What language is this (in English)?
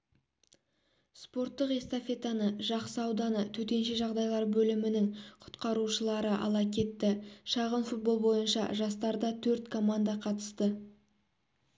Kazakh